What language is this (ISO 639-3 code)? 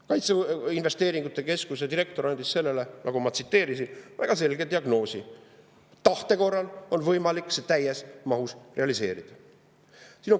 est